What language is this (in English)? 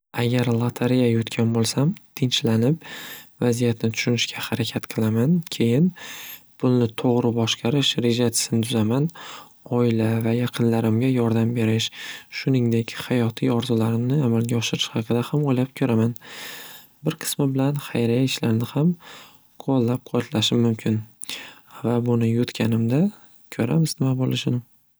Uzbek